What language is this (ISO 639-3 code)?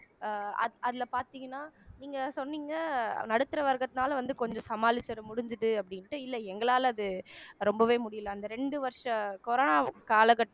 tam